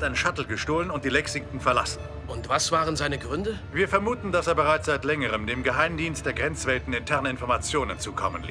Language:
German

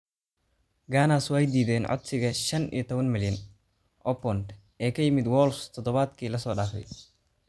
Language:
Somali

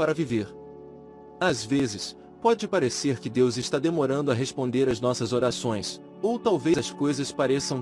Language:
Portuguese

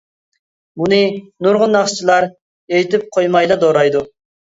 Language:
Uyghur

